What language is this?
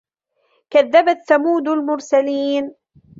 Arabic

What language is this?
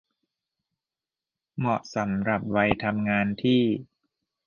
Thai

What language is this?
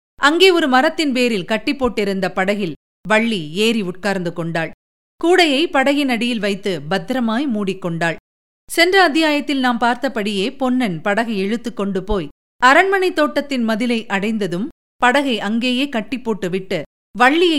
Tamil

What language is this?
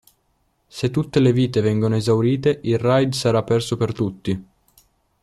Italian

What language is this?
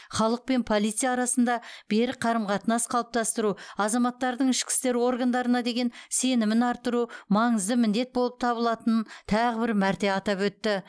Kazakh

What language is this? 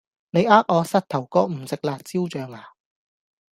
Cantonese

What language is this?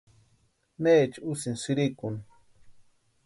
Western Highland Purepecha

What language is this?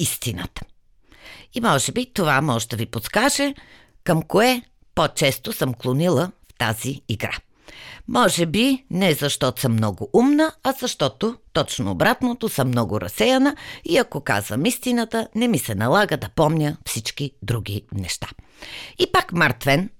Bulgarian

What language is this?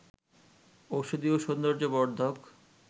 Bangla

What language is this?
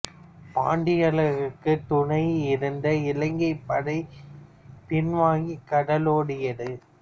Tamil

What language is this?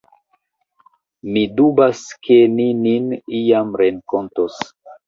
Esperanto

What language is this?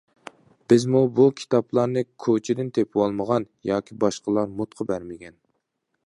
Uyghur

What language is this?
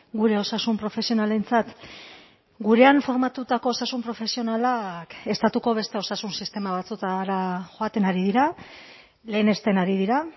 Basque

